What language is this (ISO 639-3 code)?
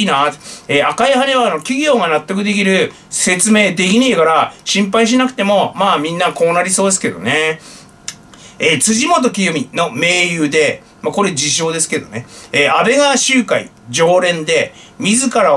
jpn